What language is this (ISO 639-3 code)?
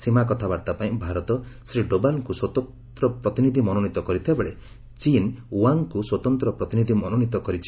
ori